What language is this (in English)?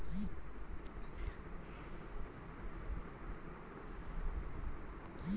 Maithili